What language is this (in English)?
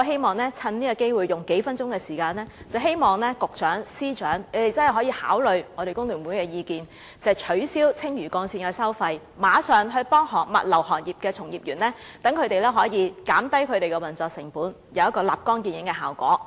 Cantonese